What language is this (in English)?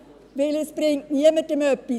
Swiss German